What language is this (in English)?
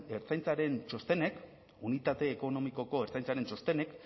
Basque